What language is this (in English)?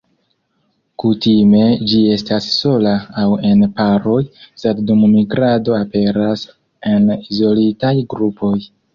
Esperanto